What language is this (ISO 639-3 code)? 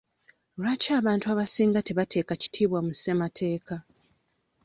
lug